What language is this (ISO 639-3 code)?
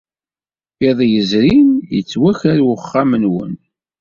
kab